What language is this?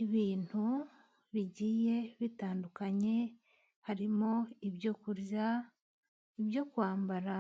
Kinyarwanda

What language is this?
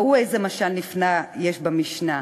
Hebrew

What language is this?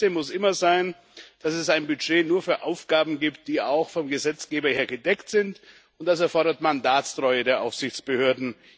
German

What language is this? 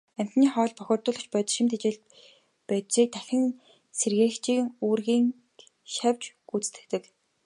Mongolian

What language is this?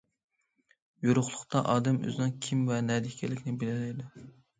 Uyghur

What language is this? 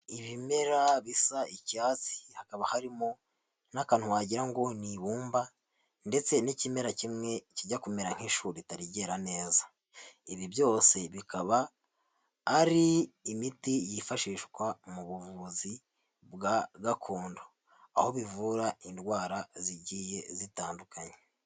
Kinyarwanda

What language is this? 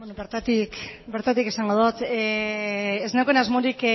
Basque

